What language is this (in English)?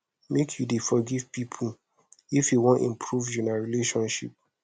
Nigerian Pidgin